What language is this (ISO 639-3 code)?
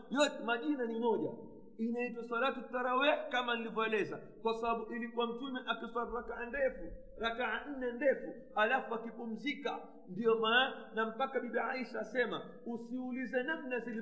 swa